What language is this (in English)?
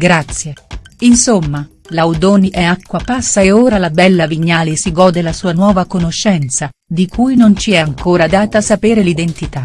Italian